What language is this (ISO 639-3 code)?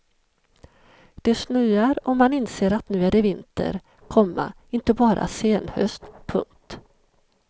swe